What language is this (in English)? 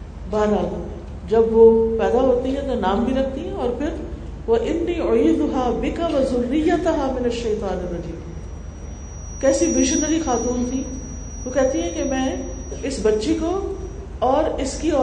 Urdu